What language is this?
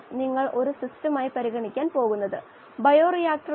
Malayalam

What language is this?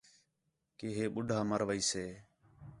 Khetrani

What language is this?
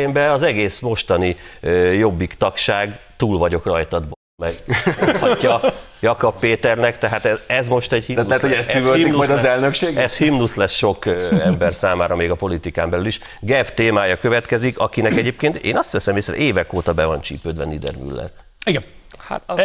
Hungarian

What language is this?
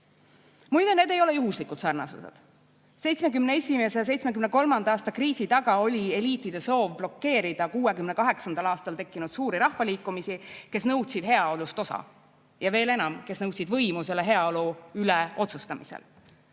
Estonian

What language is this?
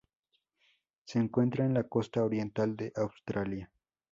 Spanish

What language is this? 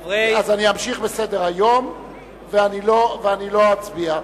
Hebrew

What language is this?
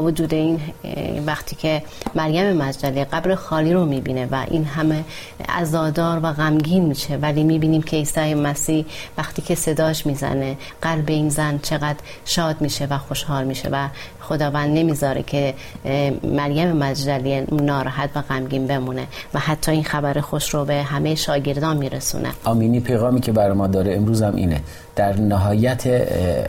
Persian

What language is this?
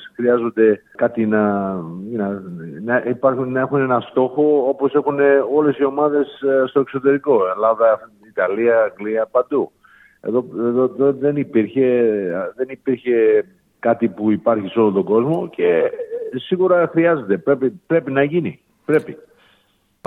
Greek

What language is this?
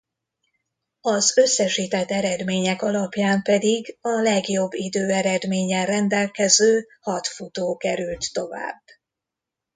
Hungarian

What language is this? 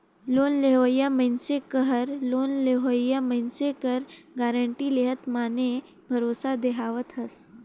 Chhattisgarhi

